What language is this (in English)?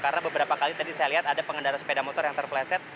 Indonesian